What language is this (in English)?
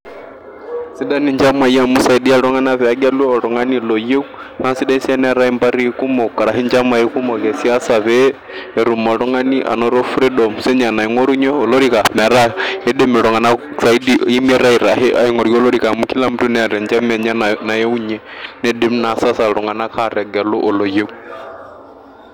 Masai